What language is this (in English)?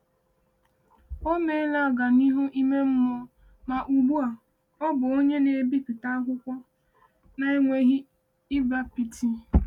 Igbo